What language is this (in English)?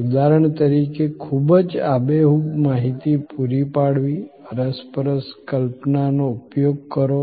Gujarati